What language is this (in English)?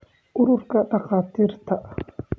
Somali